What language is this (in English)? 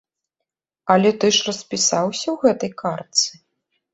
Belarusian